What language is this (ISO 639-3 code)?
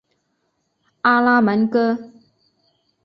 zho